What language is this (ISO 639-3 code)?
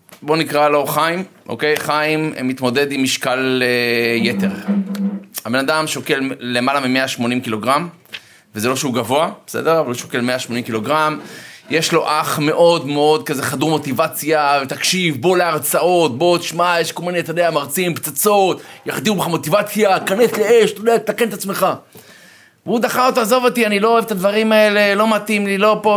heb